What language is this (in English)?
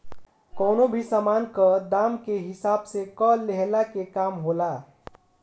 Bhojpuri